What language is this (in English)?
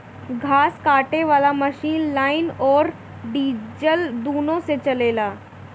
Bhojpuri